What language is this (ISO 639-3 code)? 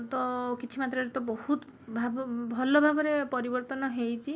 ori